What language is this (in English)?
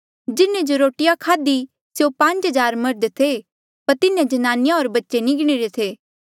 Mandeali